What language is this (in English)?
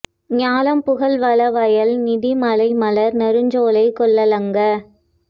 Tamil